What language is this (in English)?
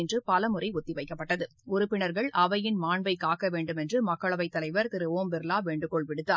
Tamil